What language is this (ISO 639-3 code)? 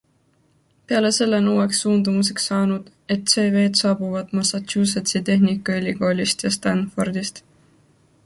est